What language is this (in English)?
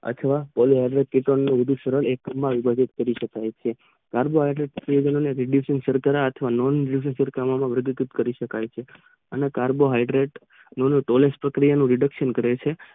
Gujarati